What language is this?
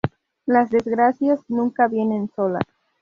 Spanish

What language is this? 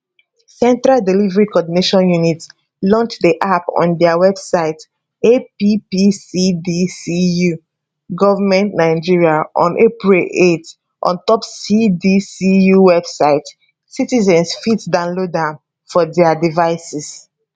Nigerian Pidgin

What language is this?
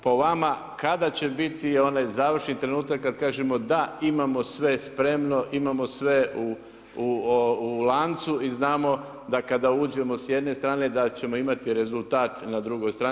Croatian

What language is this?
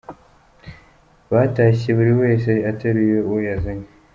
Kinyarwanda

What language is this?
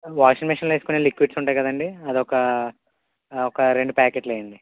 Telugu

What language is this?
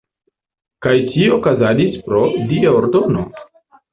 Esperanto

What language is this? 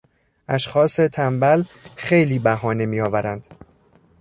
Persian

